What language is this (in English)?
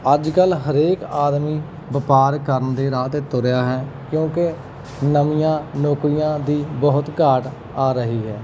Punjabi